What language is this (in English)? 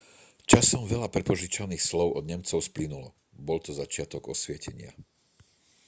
Slovak